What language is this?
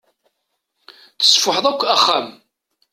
Kabyle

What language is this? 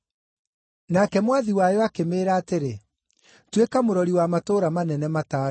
Kikuyu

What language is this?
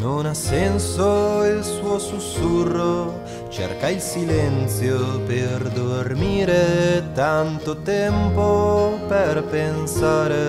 Italian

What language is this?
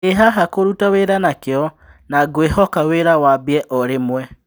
Kikuyu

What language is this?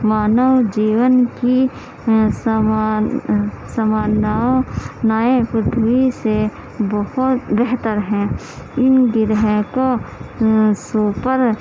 Urdu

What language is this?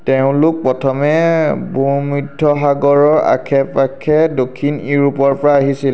Assamese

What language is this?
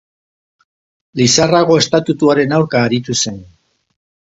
Basque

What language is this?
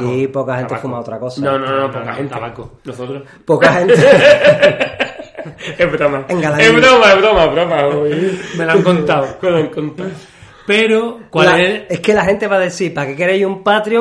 Spanish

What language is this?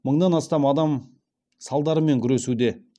Kazakh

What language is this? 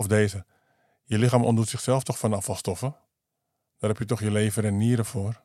Dutch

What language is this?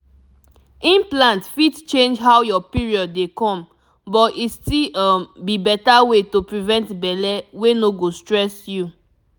Nigerian Pidgin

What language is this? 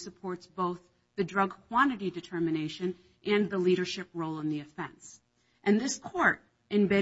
English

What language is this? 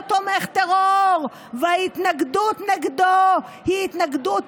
Hebrew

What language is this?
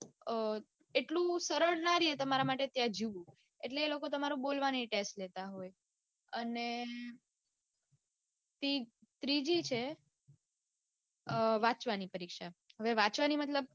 Gujarati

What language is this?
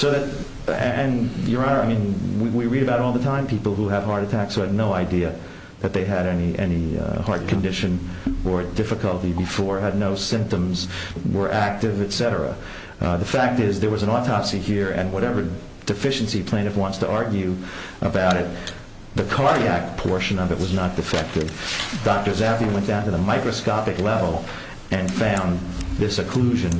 English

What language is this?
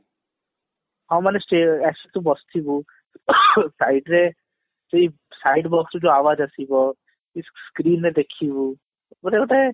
Odia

